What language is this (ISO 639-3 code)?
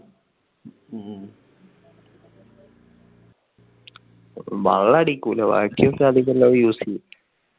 mal